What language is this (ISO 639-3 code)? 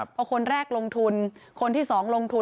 tha